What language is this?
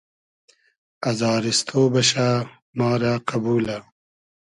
Hazaragi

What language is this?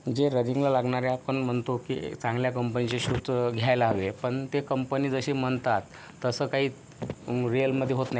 Marathi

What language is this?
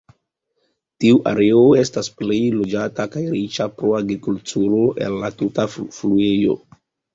Esperanto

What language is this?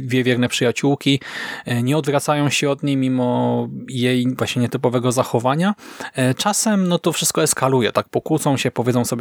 Polish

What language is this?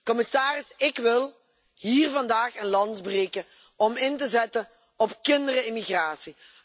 Dutch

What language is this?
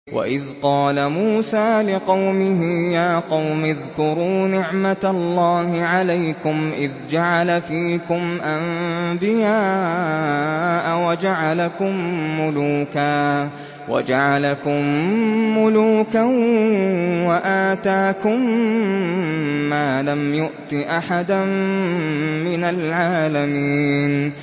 Arabic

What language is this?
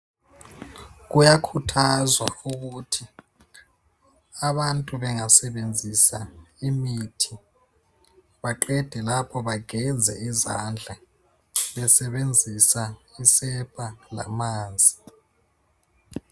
North Ndebele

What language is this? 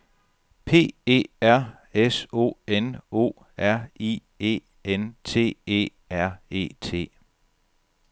Danish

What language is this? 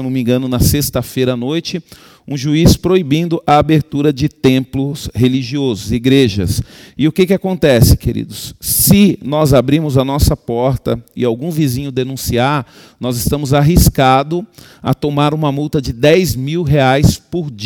Portuguese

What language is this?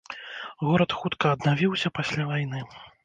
Belarusian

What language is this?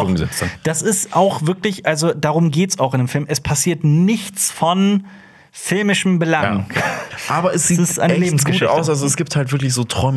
German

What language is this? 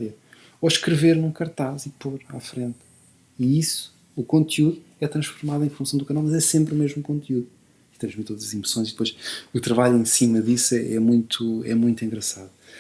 Portuguese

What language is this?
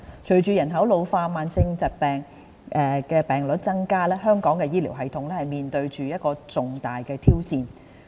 Cantonese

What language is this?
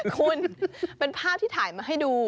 Thai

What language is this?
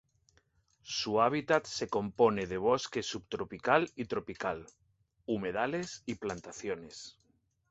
Spanish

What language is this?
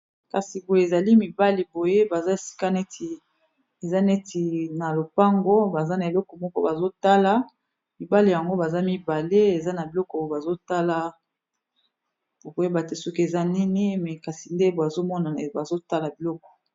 Lingala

